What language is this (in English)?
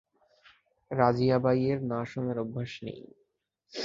Bangla